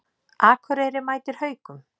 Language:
Icelandic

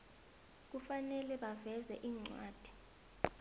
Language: South Ndebele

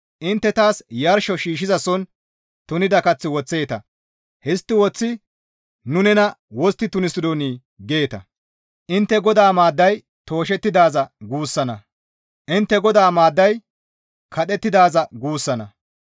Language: Gamo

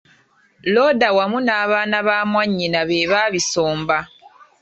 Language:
Ganda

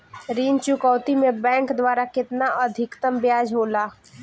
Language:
Bhojpuri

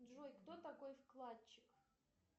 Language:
Russian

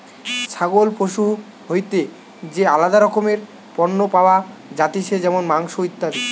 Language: Bangla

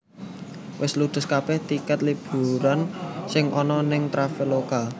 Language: Javanese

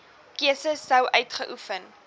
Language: Afrikaans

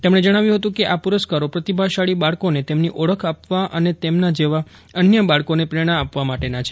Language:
Gujarati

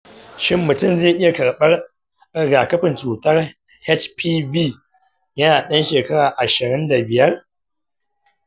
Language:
Hausa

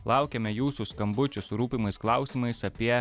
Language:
Lithuanian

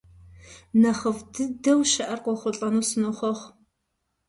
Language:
Kabardian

